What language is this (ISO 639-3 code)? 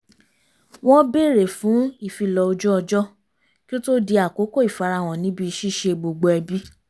yor